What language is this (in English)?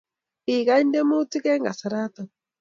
Kalenjin